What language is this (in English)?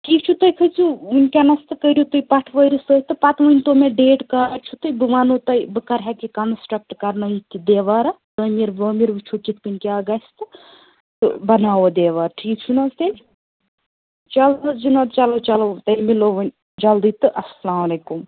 Kashmiri